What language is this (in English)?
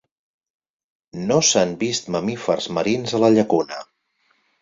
Catalan